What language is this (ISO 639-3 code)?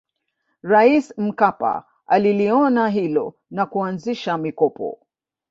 swa